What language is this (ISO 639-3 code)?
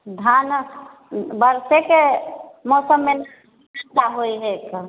mai